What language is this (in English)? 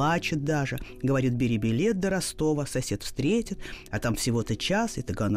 Russian